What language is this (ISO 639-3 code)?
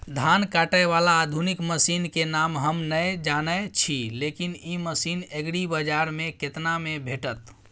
mai